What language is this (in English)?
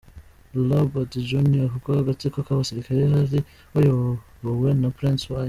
Kinyarwanda